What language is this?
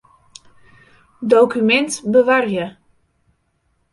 Western Frisian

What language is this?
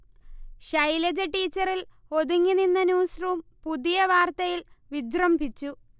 Malayalam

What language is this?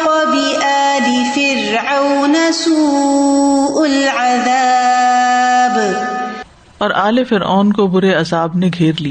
Urdu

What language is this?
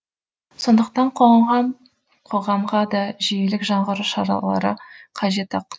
Kazakh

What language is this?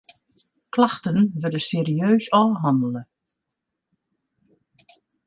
Western Frisian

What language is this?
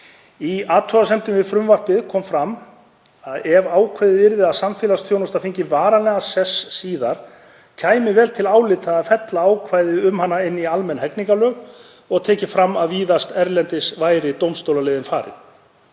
Icelandic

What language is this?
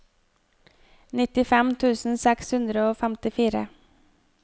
Norwegian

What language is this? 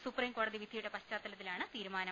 Malayalam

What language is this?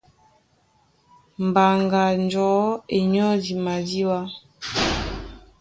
Duala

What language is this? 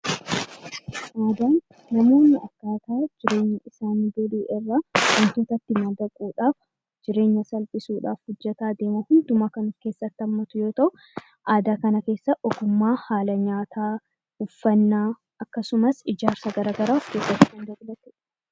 Oromo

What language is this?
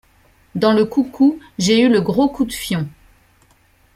French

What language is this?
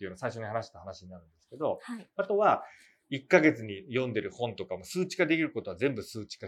Japanese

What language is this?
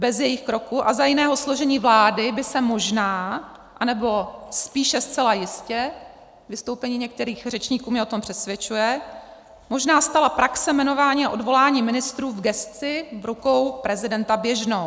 Czech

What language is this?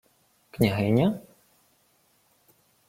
Ukrainian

